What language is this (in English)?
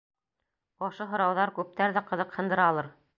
Bashkir